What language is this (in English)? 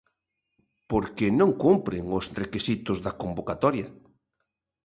Galician